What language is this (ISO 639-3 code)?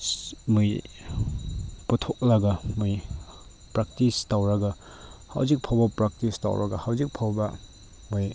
mni